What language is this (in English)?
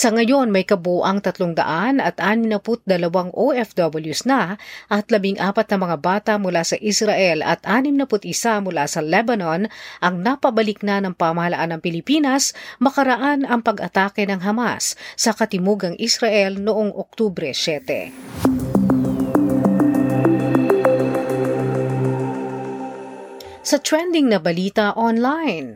Filipino